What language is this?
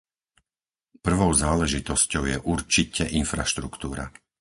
Slovak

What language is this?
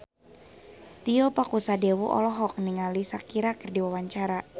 Sundanese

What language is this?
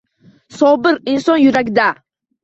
Uzbek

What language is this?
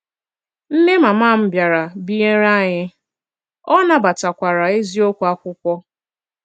Igbo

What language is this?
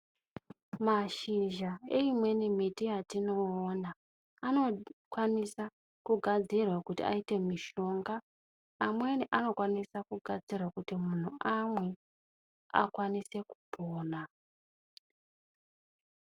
Ndau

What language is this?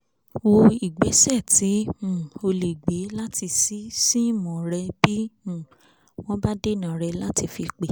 Yoruba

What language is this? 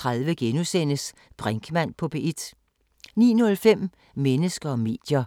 Danish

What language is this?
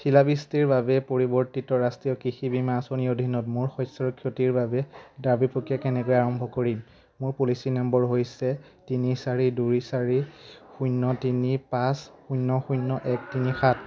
Assamese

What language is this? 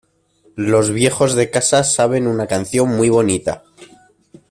Spanish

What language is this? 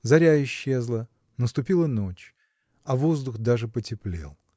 Russian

